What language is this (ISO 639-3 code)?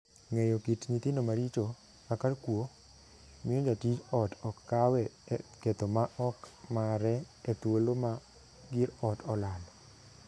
luo